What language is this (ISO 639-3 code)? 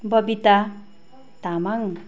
nep